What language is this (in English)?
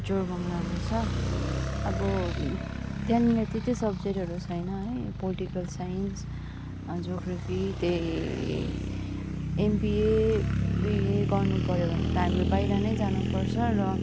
Nepali